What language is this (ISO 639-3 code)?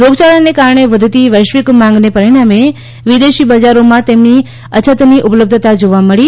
guj